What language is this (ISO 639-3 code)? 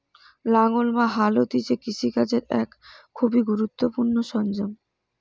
ben